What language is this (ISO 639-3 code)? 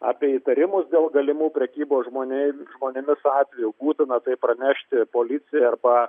lit